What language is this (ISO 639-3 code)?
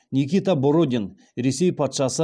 kaz